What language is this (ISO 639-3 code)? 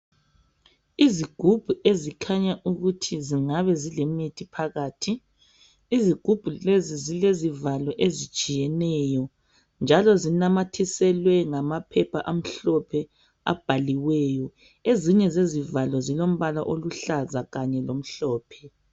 nde